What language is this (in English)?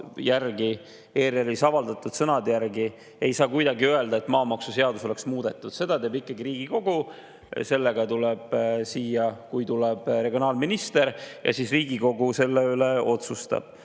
Estonian